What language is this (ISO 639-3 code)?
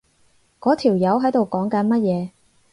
yue